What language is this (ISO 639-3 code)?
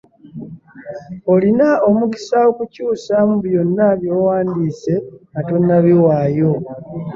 lug